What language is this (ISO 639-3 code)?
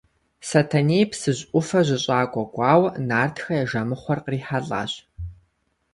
kbd